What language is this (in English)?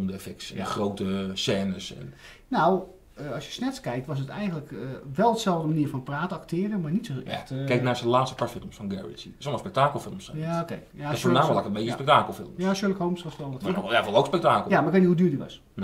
Dutch